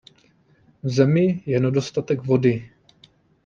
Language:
Czech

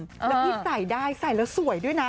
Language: Thai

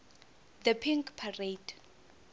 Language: South Ndebele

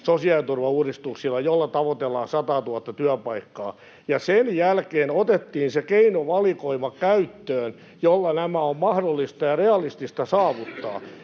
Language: Finnish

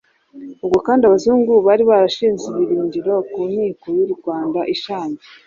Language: Kinyarwanda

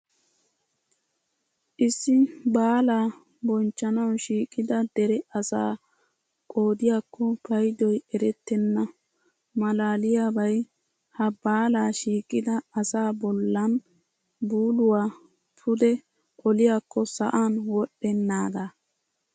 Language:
Wolaytta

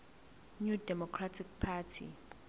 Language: Zulu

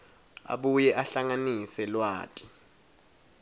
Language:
Swati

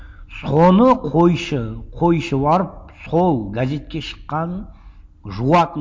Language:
Kazakh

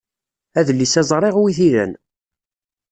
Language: Kabyle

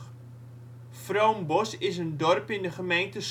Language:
Dutch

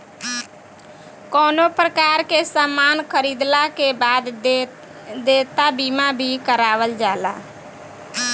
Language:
Bhojpuri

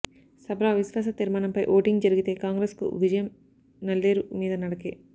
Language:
Telugu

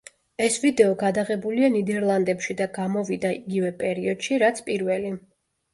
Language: Georgian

